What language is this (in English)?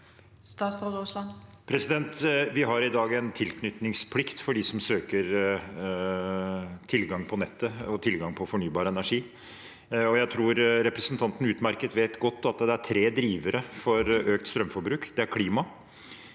Norwegian